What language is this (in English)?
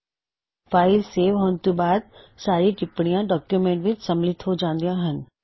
Punjabi